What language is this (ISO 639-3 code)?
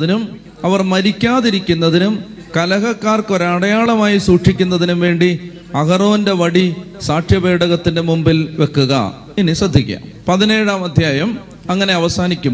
mal